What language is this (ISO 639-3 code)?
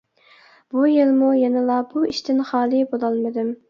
uig